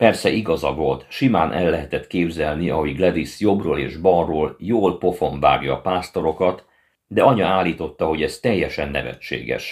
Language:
Hungarian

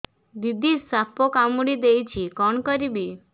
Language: Odia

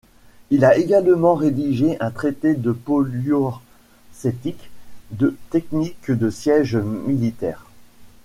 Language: French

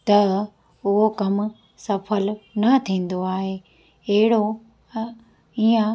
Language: Sindhi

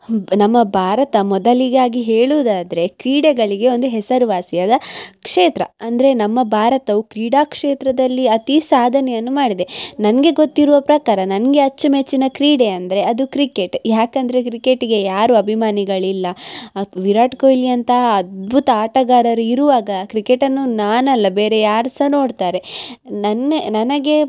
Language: Kannada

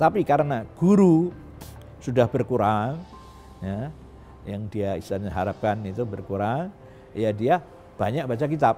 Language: Indonesian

